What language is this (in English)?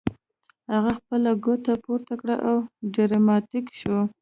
Pashto